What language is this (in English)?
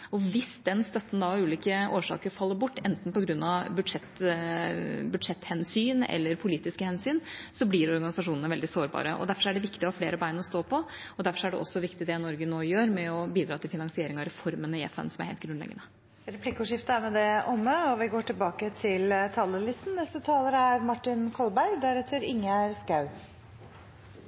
Norwegian